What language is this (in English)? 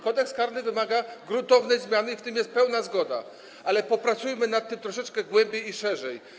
Polish